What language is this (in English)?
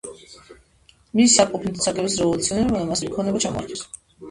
Georgian